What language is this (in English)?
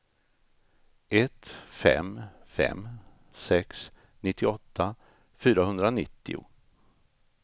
Swedish